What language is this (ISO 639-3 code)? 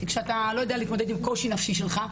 heb